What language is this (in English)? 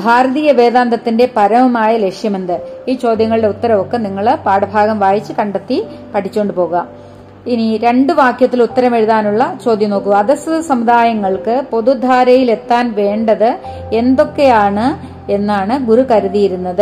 Malayalam